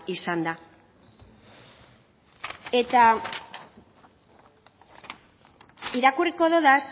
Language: Basque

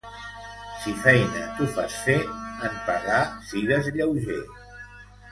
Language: Catalan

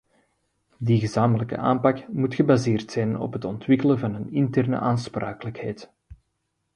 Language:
Dutch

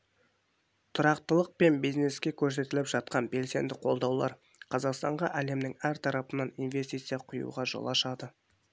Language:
Kazakh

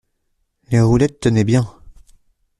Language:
French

